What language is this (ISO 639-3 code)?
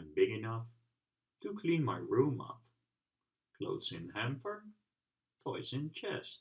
eng